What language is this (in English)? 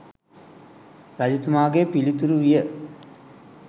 Sinhala